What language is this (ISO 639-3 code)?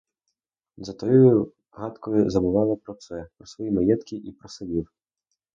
ukr